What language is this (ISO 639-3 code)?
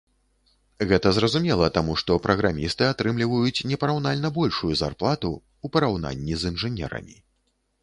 bel